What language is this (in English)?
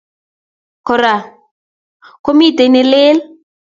Kalenjin